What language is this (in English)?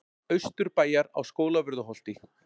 Icelandic